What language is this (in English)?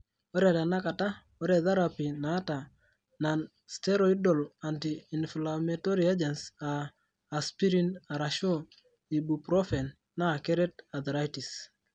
Masai